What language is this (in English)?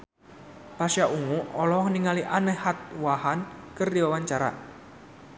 Sundanese